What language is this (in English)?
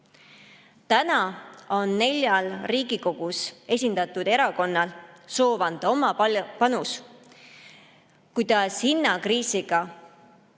Estonian